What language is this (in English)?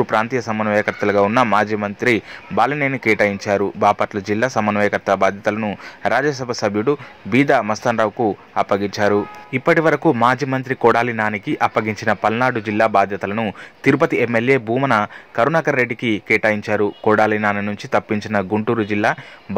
Indonesian